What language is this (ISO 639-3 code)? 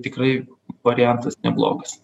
lit